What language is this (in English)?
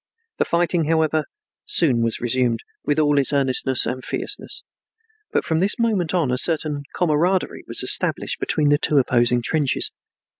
English